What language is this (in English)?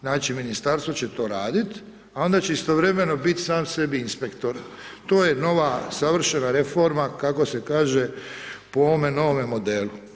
Croatian